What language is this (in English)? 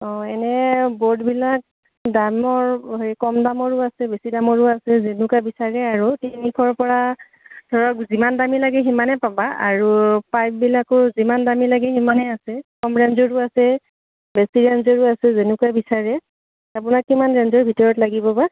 Assamese